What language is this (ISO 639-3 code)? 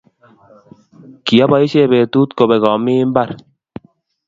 kln